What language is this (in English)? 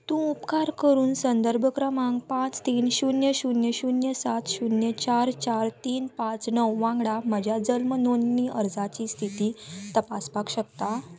Konkani